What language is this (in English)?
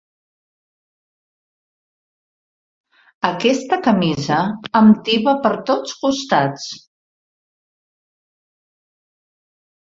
Catalan